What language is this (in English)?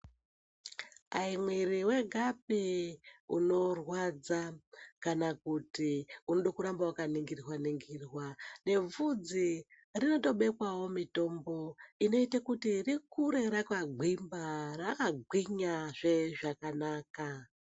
Ndau